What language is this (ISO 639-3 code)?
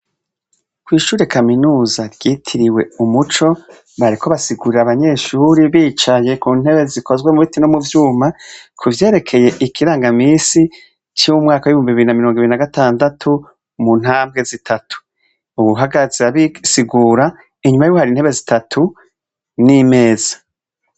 run